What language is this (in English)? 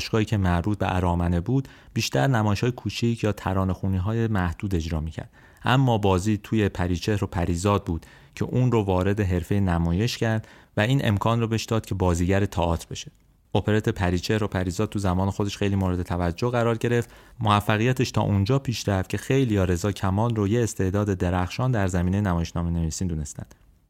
Persian